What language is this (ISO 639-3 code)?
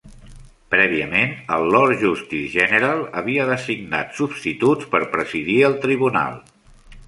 cat